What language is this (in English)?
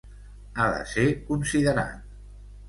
Catalan